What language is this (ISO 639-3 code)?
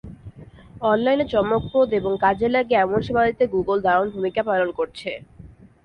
ben